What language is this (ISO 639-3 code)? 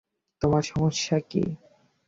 ben